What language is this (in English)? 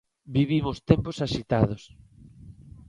Galician